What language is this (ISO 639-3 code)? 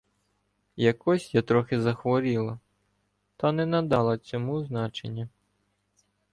ukr